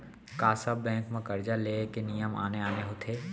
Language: Chhattisgarhi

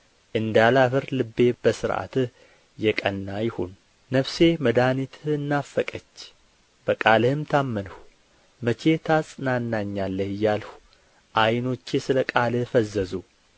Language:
Amharic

